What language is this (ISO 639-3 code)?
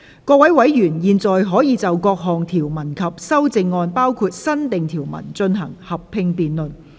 yue